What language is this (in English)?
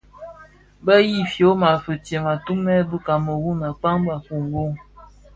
Bafia